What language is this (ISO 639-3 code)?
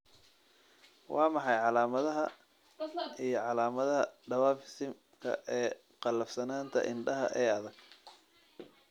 som